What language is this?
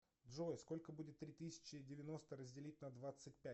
Russian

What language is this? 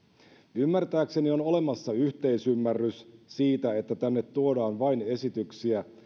Finnish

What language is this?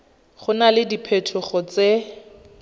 Tswana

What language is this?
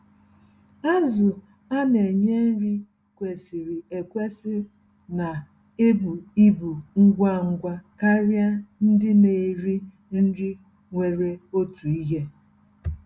Igbo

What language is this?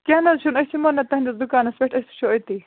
Kashmiri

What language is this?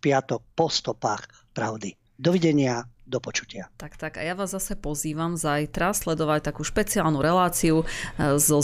Slovak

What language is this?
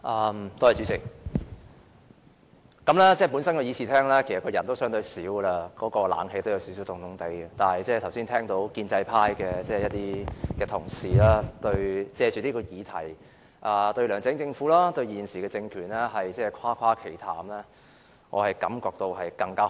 Cantonese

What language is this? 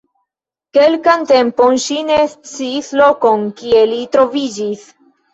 Esperanto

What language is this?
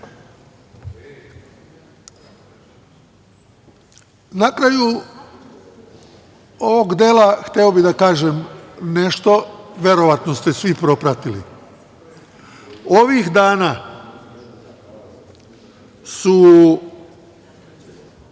Serbian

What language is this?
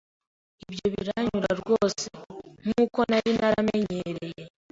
Kinyarwanda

